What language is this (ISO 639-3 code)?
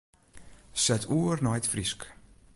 fry